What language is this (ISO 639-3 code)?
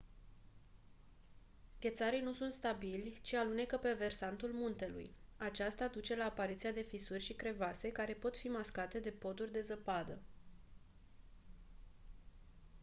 ron